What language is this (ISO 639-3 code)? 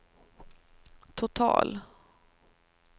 swe